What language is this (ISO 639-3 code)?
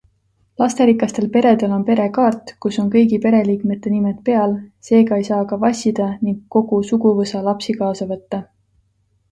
est